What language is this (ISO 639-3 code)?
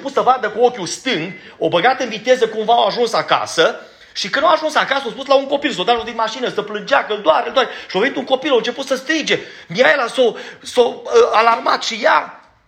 ron